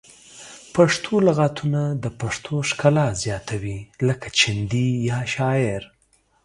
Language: Pashto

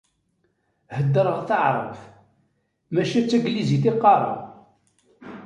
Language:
Kabyle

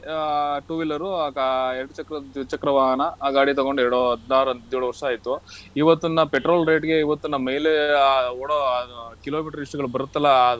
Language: Kannada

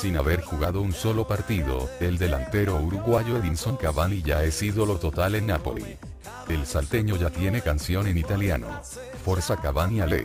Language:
Spanish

